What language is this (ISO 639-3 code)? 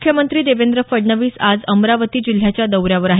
mar